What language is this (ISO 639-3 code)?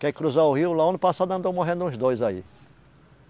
por